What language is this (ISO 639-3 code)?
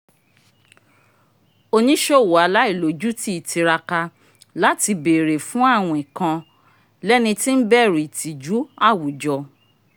yor